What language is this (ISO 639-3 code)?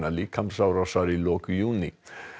isl